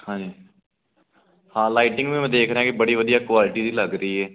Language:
Punjabi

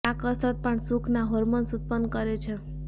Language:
Gujarati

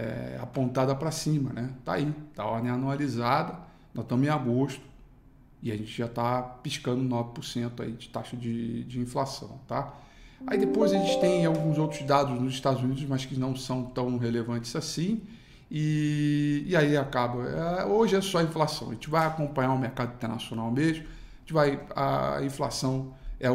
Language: Portuguese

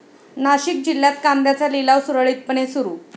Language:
Marathi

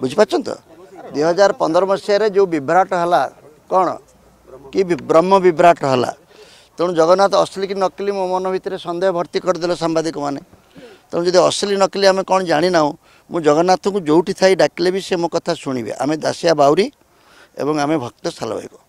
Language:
Hindi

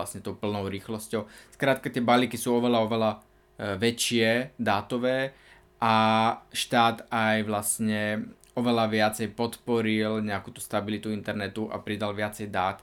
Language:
Slovak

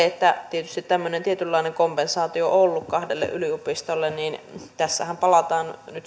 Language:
Finnish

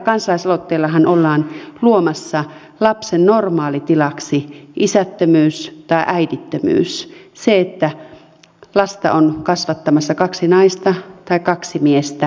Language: Finnish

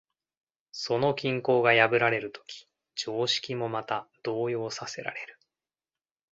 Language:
Japanese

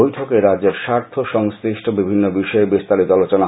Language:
Bangla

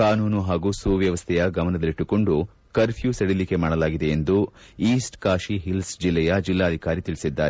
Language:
Kannada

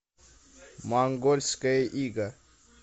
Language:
Russian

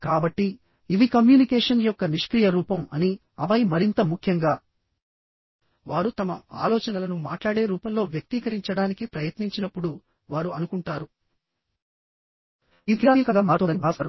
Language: Telugu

